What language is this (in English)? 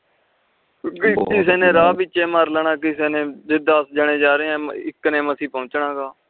Punjabi